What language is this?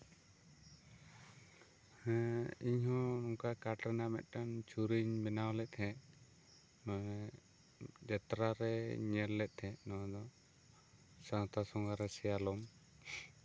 Santali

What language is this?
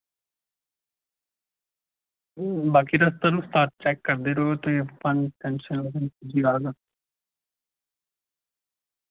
Dogri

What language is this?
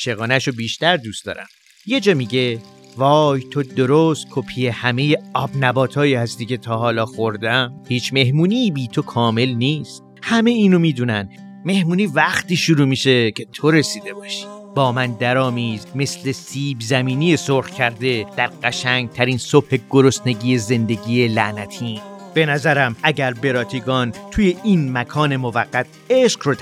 Persian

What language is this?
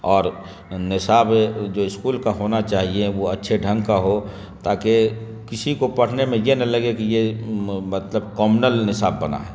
Urdu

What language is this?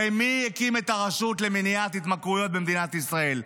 Hebrew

